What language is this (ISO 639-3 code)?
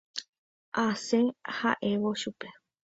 grn